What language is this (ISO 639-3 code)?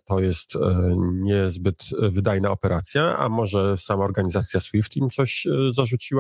pol